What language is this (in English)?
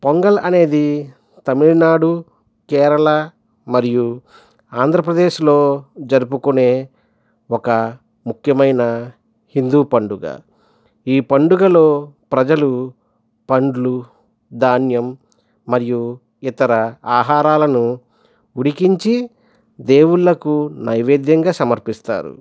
Telugu